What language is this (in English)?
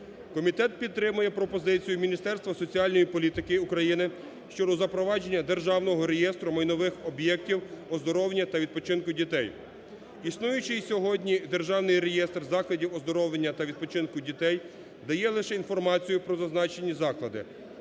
Ukrainian